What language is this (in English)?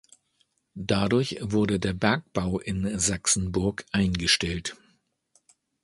German